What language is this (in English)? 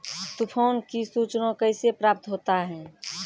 Maithili